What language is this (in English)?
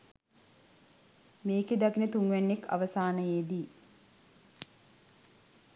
Sinhala